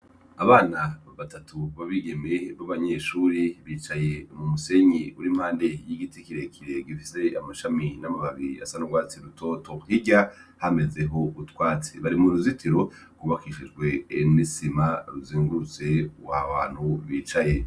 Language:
Rundi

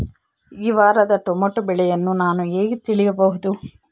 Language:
Kannada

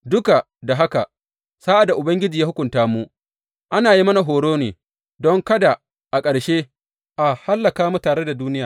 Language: Hausa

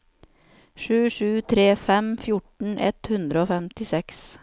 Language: Norwegian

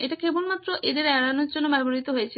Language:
Bangla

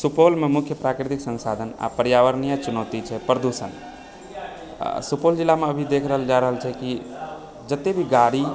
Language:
Maithili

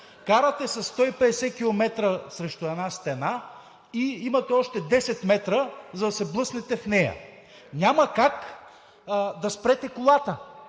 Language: Bulgarian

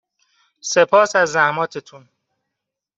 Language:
Persian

